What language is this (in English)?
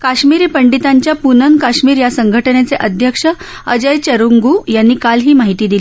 Marathi